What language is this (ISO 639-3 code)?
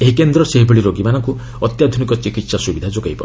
ori